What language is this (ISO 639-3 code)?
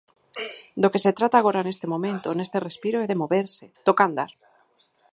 glg